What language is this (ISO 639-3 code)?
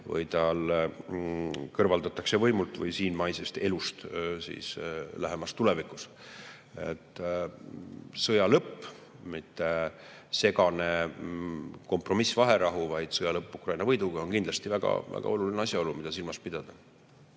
est